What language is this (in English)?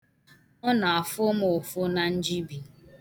Igbo